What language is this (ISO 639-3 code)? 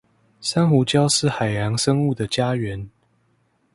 zho